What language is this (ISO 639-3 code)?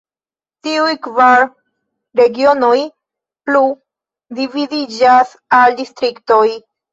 epo